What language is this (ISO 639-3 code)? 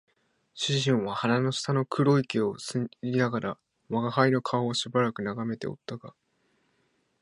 jpn